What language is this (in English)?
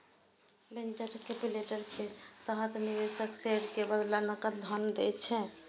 Maithili